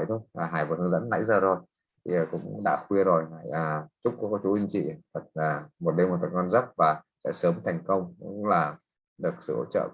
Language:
Vietnamese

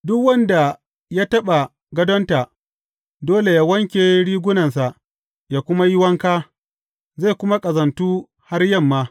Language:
Hausa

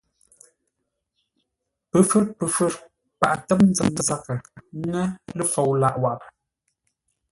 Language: Ngombale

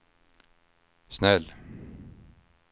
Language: Swedish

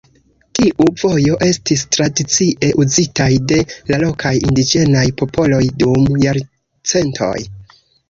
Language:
Esperanto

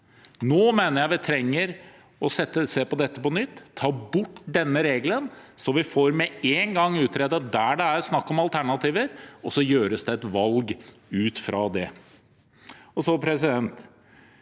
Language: Norwegian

